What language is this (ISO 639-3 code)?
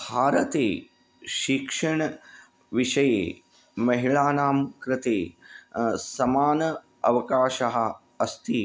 san